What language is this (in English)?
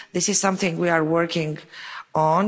English